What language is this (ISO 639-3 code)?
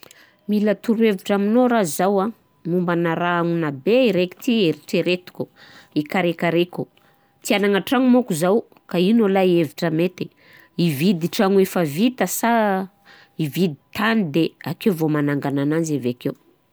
bzc